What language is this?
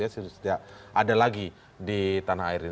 Indonesian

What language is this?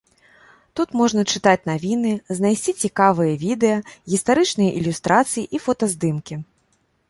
Belarusian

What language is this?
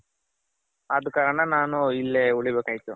Kannada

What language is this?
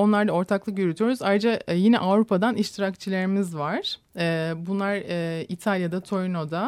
Turkish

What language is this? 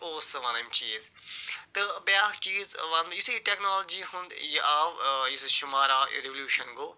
Kashmiri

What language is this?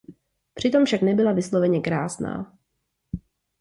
Czech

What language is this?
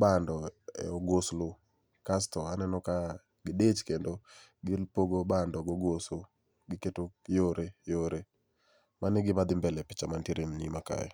Luo (Kenya and Tanzania)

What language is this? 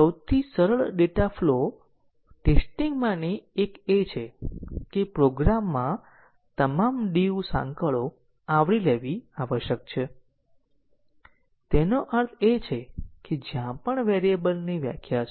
Gujarati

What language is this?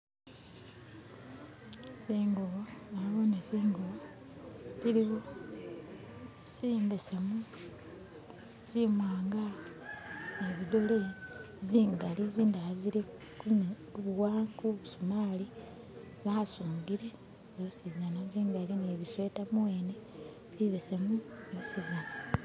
Masaaba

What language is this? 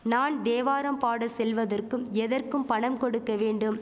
Tamil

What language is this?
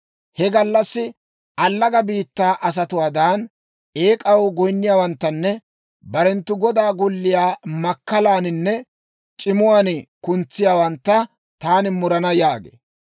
Dawro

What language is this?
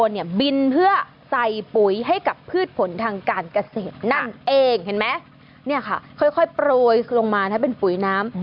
Thai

